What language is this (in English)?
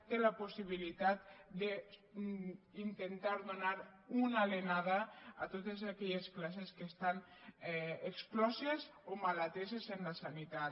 Catalan